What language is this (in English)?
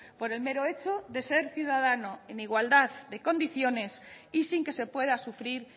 Spanish